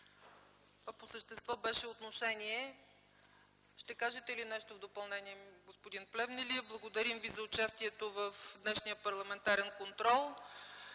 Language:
Bulgarian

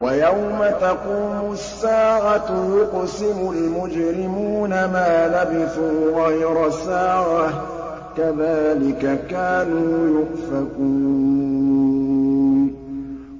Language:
Arabic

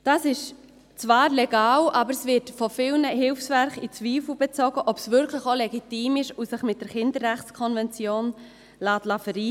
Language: Swiss German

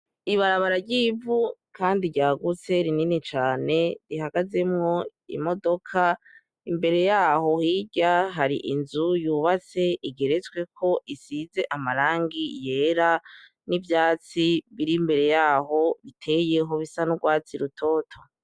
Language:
Rundi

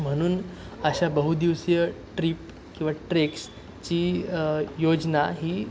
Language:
Marathi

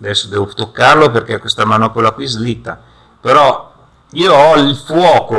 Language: Italian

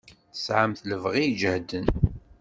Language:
Kabyle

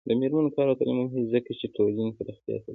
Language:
Pashto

